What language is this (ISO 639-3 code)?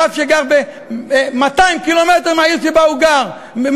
heb